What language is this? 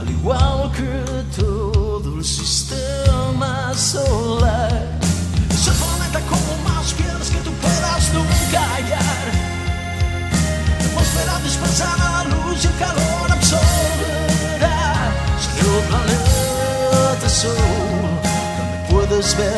Lithuanian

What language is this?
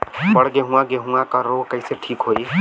Bhojpuri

